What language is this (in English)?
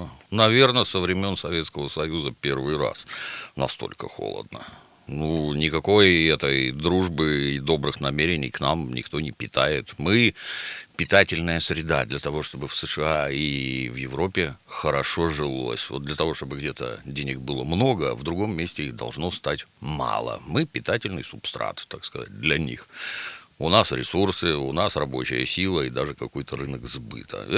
Russian